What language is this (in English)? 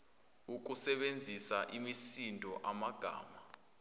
Zulu